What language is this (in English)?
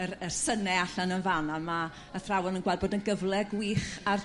Welsh